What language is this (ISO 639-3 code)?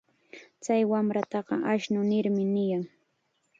qxa